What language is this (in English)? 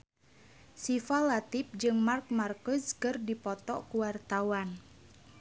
Sundanese